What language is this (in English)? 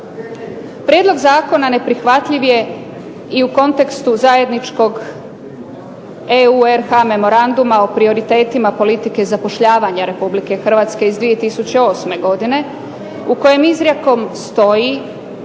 Croatian